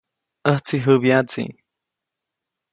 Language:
Copainalá Zoque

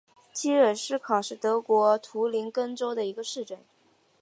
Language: Chinese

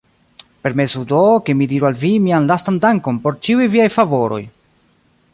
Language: Esperanto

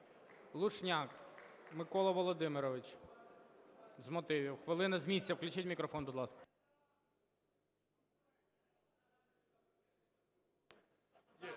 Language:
Ukrainian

